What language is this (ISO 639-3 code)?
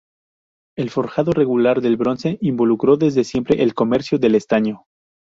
spa